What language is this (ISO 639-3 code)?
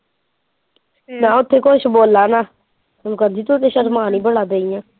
pan